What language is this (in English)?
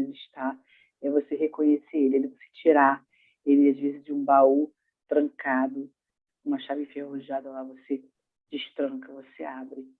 Portuguese